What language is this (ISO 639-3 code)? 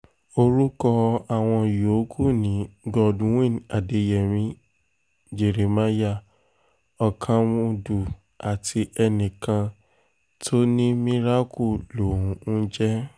yor